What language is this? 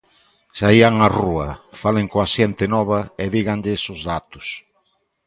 Galician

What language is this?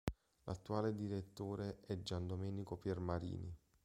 Italian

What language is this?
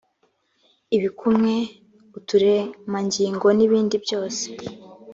Kinyarwanda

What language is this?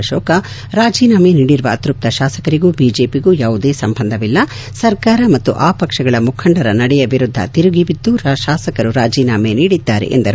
Kannada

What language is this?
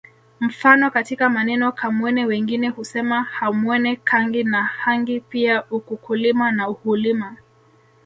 Swahili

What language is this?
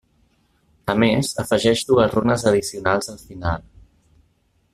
Catalan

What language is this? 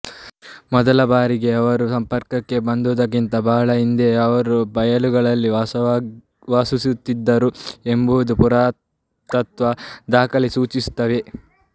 Kannada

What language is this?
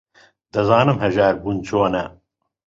Central Kurdish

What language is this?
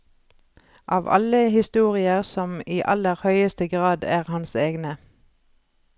Norwegian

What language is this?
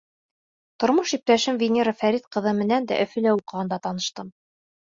Bashkir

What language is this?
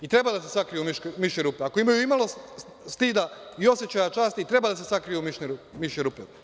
Serbian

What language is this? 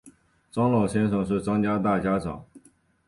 Chinese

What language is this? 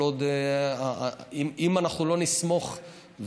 Hebrew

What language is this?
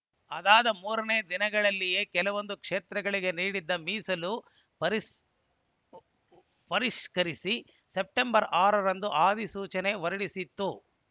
Kannada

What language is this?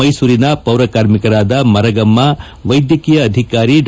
Kannada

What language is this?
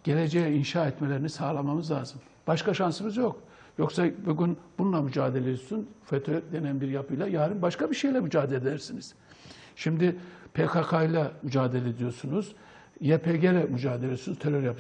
Turkish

